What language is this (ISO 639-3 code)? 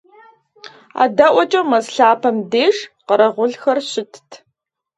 kbd